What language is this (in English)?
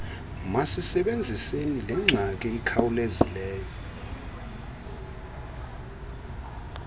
Xhosa